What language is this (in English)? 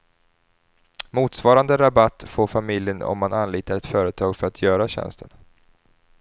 Swedish